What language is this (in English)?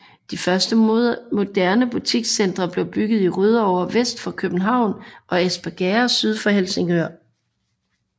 Danish